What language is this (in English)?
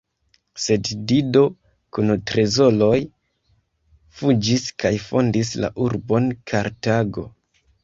Esperanto